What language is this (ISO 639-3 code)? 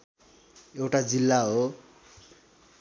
nep